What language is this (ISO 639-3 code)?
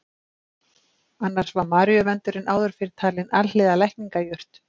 isl